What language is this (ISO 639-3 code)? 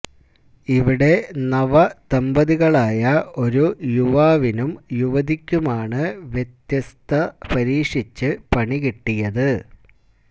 mal